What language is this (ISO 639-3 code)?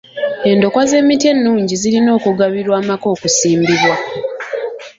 lug